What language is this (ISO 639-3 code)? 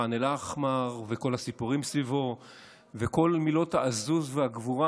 heb